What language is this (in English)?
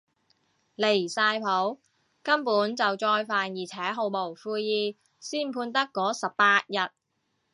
Cantonese